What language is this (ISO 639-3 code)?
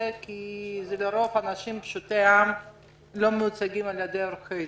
heb